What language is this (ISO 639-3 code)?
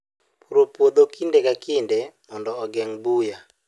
luo